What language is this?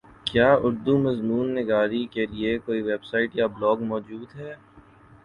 Urdu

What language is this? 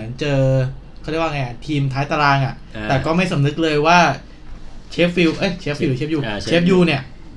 Thai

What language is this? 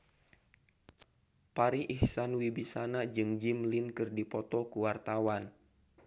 Sundanese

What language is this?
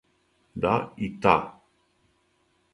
Serbian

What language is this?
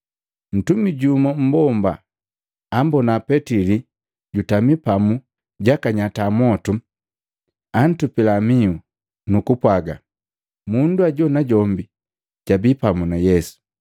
Matengo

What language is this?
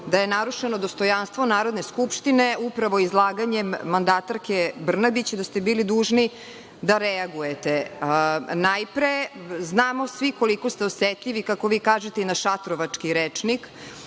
Serbian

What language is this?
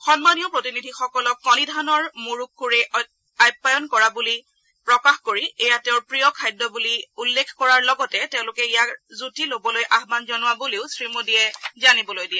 Assamese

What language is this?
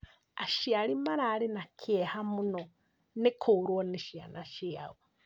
Kikuyu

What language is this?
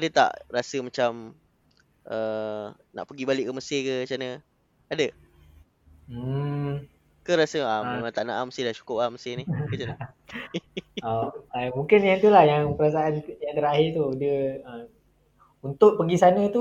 Malay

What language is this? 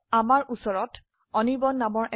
Assamese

